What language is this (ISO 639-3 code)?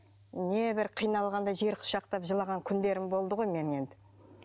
kaz